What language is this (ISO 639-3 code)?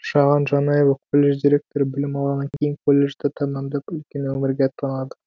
kaz